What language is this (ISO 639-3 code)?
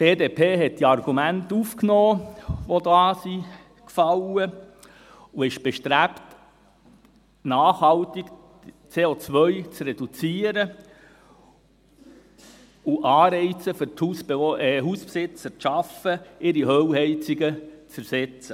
gsw